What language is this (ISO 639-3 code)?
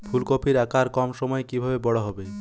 ben